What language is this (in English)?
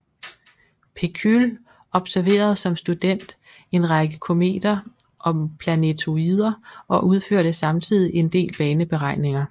Danish